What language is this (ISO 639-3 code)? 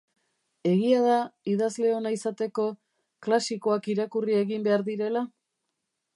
eus